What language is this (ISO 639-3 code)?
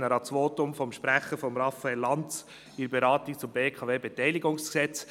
gsw